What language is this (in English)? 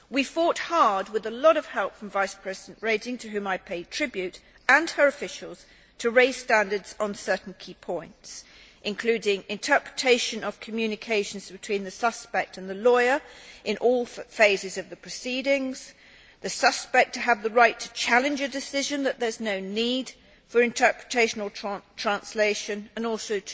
English